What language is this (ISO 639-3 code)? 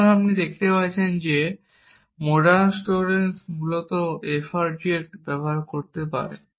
ben